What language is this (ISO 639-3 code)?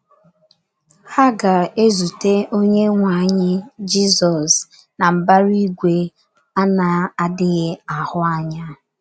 ibo